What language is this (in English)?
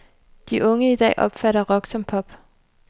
Danish